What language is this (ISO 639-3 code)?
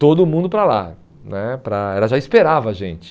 por